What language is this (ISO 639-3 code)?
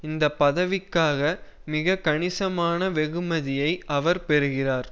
tam